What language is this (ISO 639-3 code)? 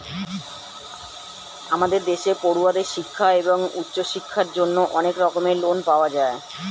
ben